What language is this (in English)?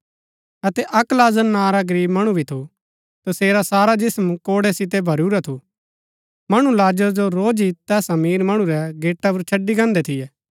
Gaddi